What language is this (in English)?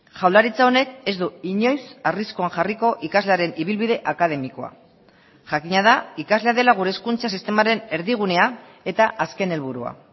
Basque